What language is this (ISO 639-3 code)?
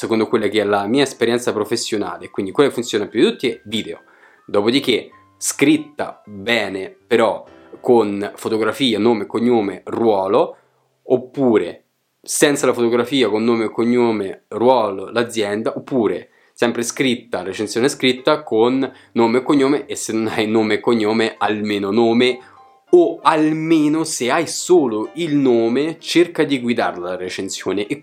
ita